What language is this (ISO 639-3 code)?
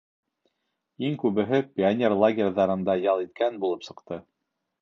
bak